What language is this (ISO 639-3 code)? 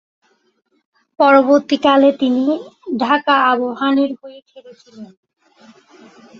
ben